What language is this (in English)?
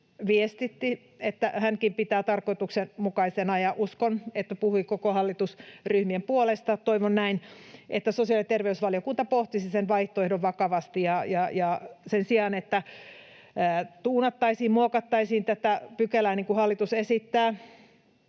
Finnish